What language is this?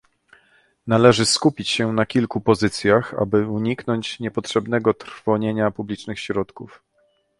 Polish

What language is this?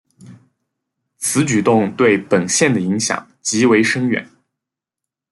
Chinese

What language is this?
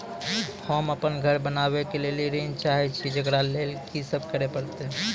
Maithili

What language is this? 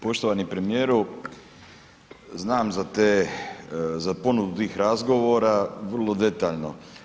Croatian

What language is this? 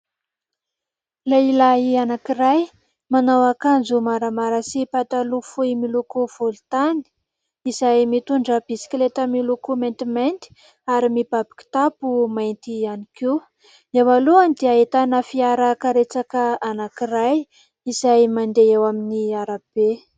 Malagasy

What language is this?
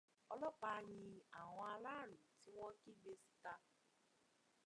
Yoruba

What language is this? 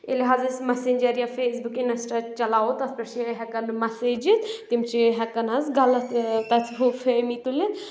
Kashmiri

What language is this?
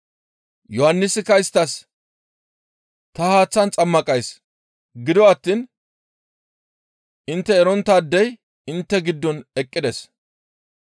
Gamo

